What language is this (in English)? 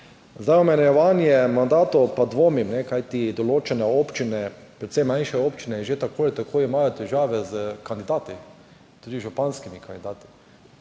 Slovenian